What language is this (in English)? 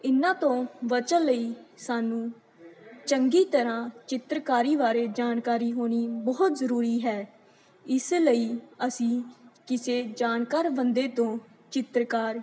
Punjabi